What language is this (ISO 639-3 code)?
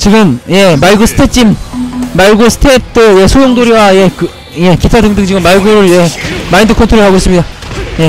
kor